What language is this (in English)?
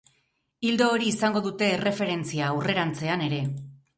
Basque